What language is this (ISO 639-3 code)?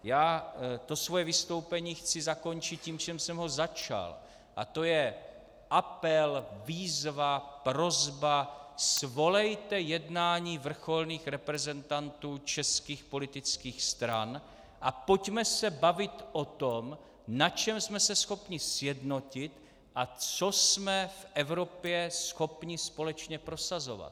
ces